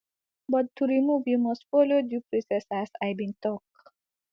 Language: Nigerian Pidgin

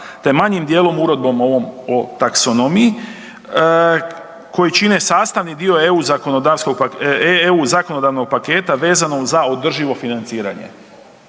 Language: Croatian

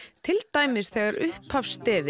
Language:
Icelandic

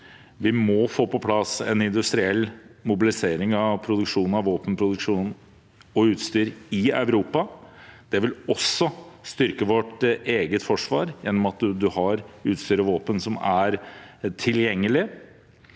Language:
Norwegian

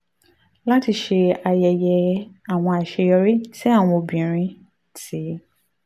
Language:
Yoruba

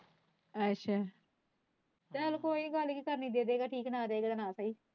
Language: Punjabi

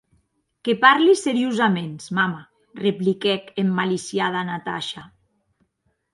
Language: Occitan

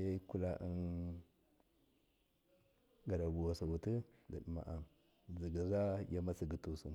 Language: Miya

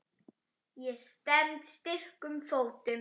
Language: Icelandic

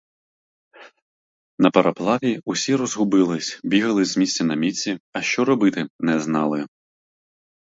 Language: Ukrainian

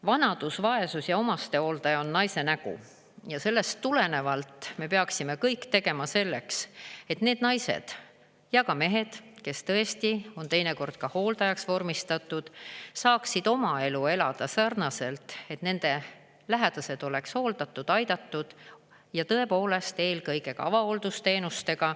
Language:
Estonian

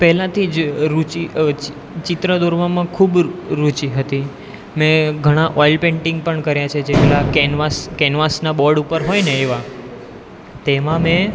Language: Gujarati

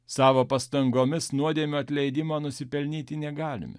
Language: Lithuanian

